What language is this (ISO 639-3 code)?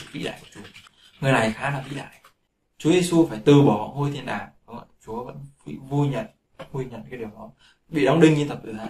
vie